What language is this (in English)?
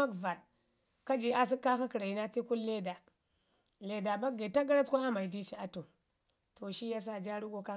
Ngizim